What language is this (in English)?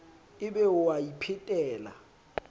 Southern Sotho